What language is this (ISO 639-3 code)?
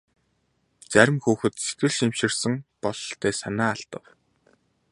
mon